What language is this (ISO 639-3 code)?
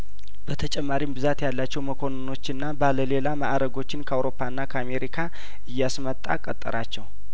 amh